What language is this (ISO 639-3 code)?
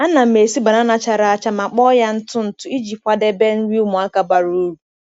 ibo